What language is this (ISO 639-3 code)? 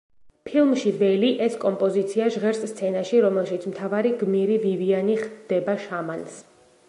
kat